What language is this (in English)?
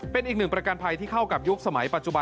Thai